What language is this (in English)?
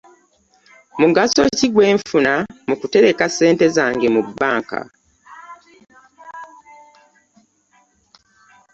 Ganda